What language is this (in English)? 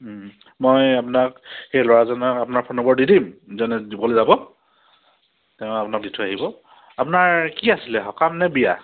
Assamese